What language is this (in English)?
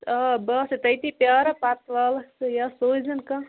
Kashmiri